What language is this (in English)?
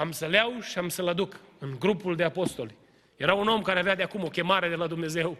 Romanian